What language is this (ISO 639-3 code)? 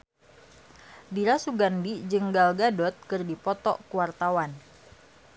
sun